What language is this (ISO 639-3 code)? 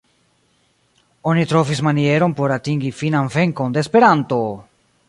epo